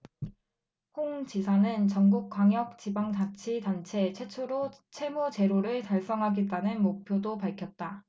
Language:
Korean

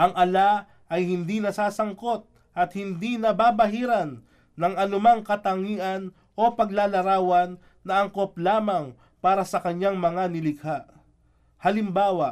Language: Filipino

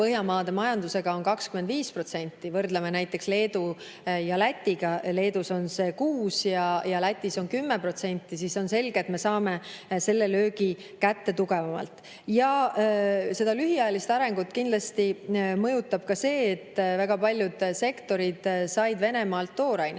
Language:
Estonian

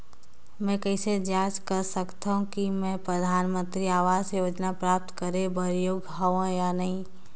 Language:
Chhattisgarhi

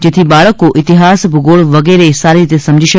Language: Gujarati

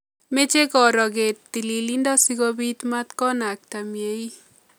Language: Kalenjin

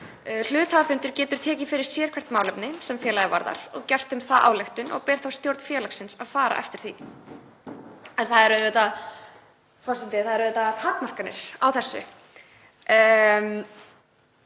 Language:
Icelandic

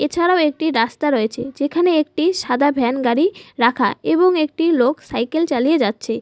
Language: Bangla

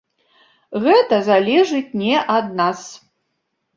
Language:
Belarusian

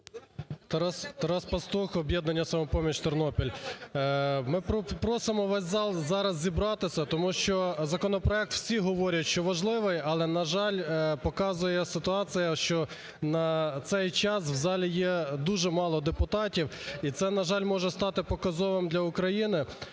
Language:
Ukrainian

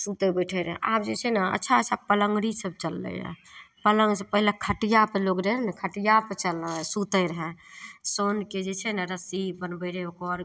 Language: Maithili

